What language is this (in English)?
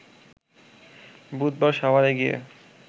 Bangla